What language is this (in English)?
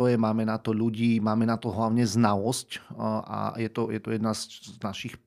Slovak